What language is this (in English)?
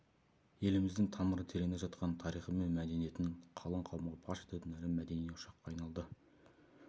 Kazakh